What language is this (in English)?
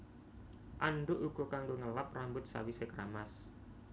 Javanese